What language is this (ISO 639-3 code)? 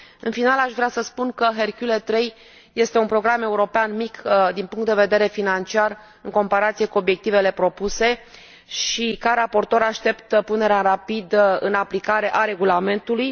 ron